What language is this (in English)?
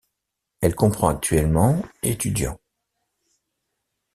French